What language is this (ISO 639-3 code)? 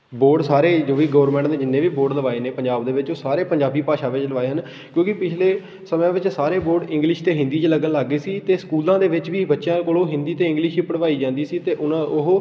pan